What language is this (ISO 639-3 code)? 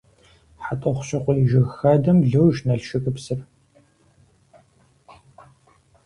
kbd